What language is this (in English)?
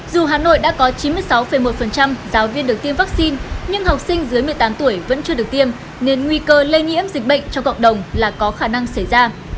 Vietnamese